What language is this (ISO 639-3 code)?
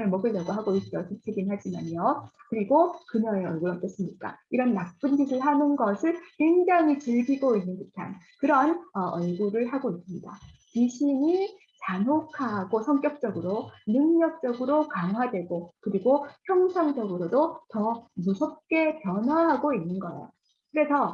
kor